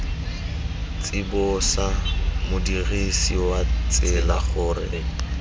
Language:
Tswana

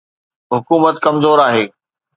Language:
Sindhi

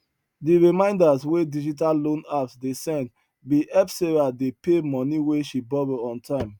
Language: Nigerian Pidgin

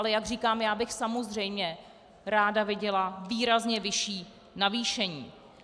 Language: Czech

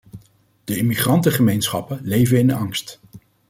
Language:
Dutch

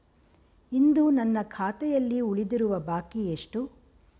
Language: Kannada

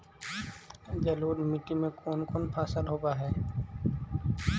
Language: Magahi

